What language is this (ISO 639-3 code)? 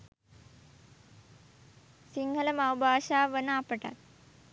sin